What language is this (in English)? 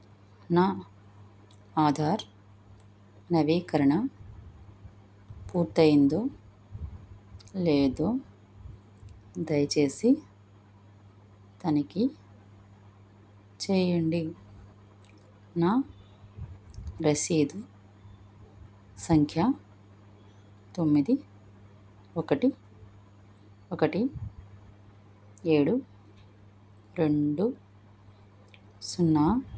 Telugu